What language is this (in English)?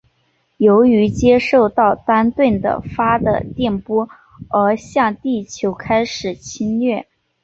Chinese